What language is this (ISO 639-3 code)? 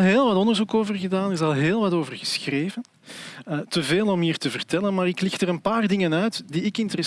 nld